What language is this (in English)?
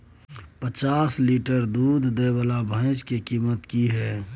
Maithili